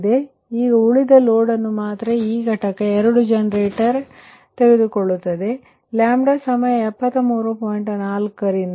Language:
Kannada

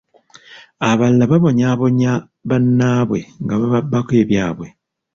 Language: Ganda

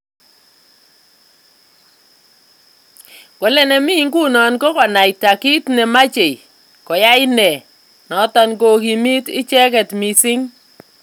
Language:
Kalenjin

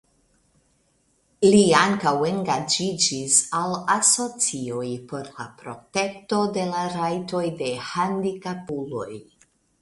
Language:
Esperanto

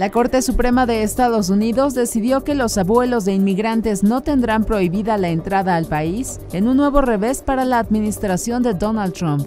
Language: Spanish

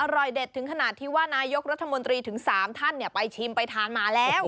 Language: Thai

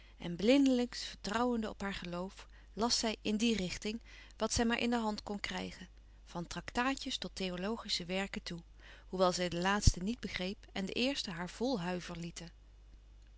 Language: Dutch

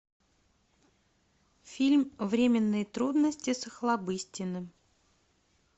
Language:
Russian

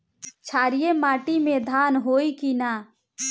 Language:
Bhojpuri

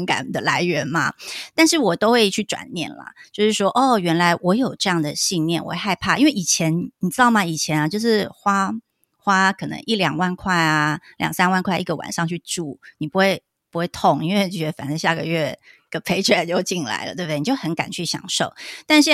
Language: Chinese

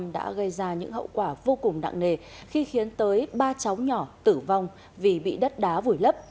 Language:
Vietnamese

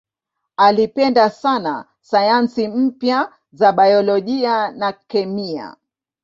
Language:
Swahili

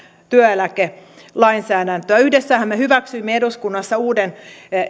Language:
Finnish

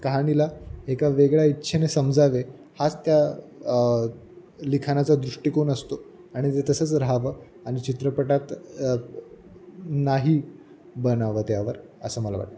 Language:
Marathi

